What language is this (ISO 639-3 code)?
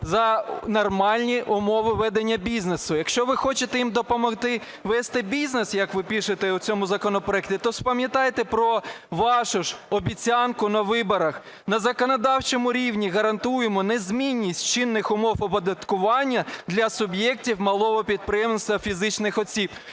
ukr